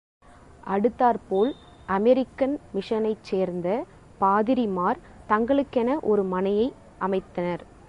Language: Tamil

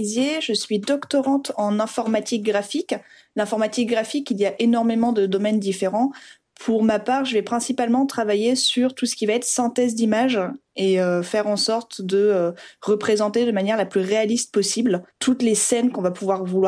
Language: French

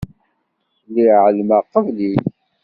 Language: Kabyle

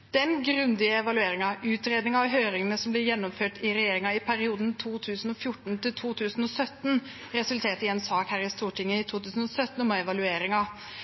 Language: Norwegian Bokmål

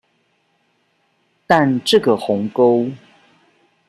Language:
Chinese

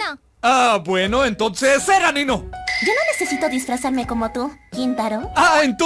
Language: Spanish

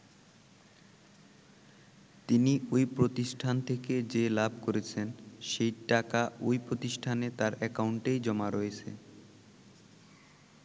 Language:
Bangla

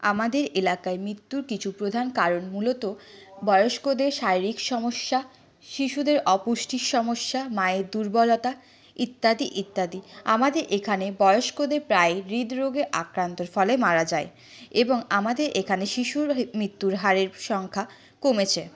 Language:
Bangla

